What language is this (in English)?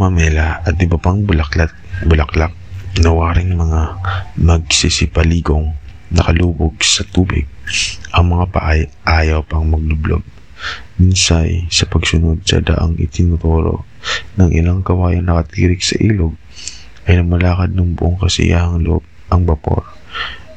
Filipino